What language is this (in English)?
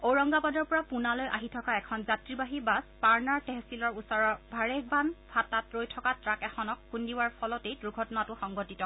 Assamese